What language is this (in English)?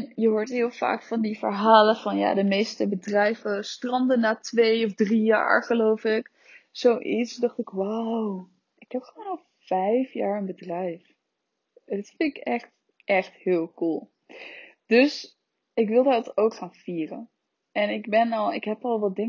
Dutch